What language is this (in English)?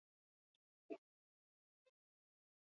Basque